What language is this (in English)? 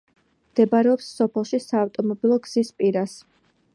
Georgian